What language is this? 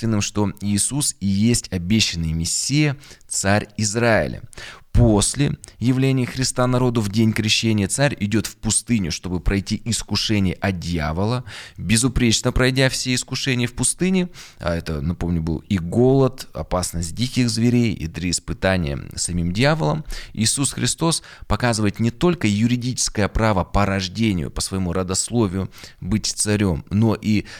Russian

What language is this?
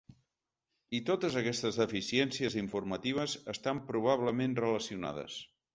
Catalan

